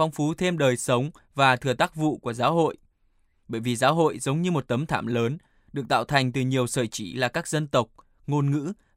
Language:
Vietnamese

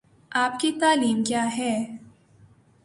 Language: Urdu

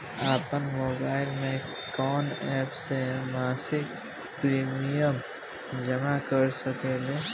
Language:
Bhojpuri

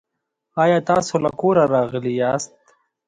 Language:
Pashto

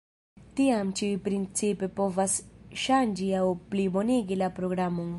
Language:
Esperanto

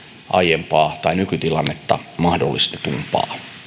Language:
Finnish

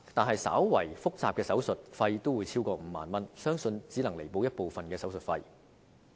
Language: Cantonese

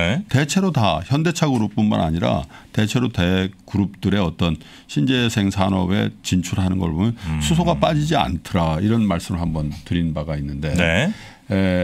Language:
Korean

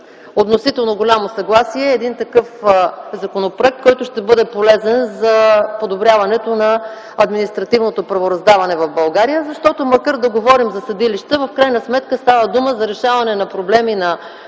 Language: Bulgarian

